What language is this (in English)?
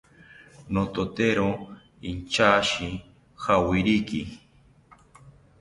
South Ucayali Ashéninka